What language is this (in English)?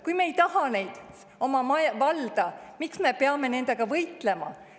Estonian